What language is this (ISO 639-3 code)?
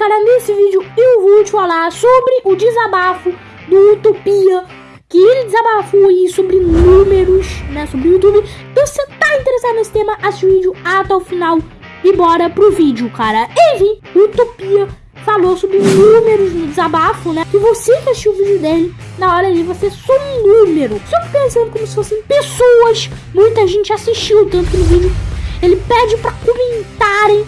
por